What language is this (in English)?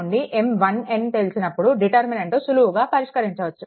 Telugu